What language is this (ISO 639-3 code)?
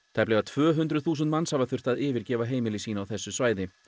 isl